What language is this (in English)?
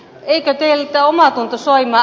Finnish